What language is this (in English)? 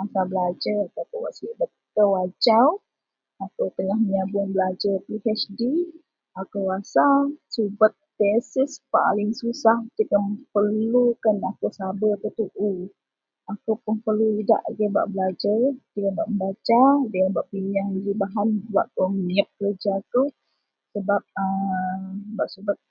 Central Melanau